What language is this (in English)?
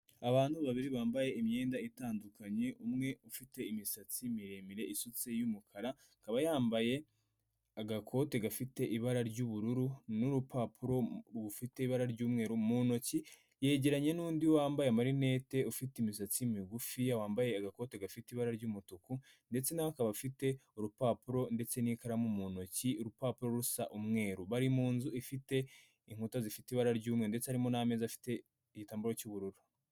Kinyarwanda